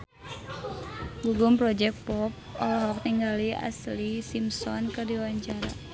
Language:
Sundanese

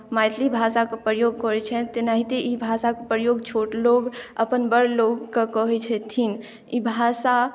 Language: Maithili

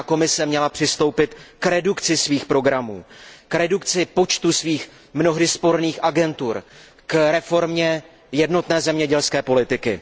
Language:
Czech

